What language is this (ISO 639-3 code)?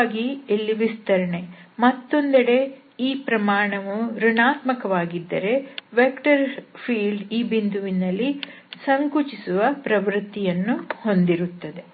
kan